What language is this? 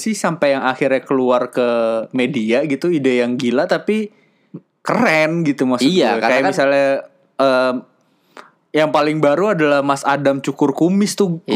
Indonesian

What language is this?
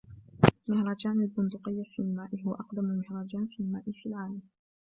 Arabic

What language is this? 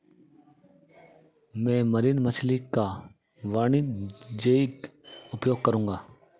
Hindi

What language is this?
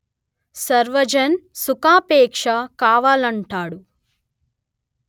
Telugu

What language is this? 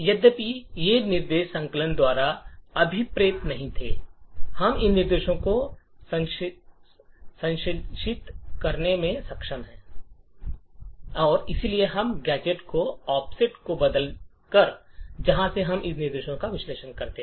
Hindi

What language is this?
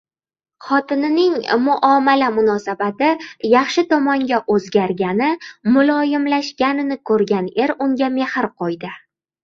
Uzbek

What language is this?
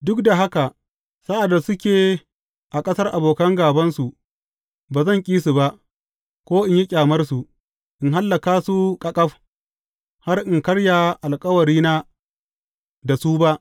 Hausa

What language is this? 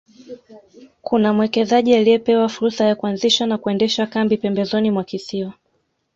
Swahili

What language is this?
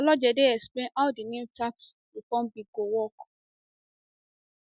Nigerian Pidgin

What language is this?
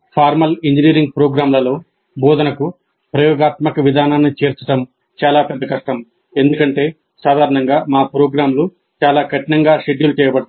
Telugu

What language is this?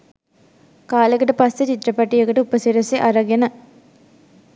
Sinhala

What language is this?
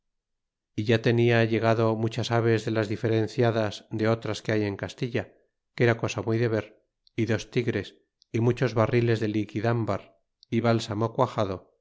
Spanish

